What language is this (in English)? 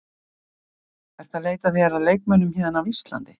Icelandic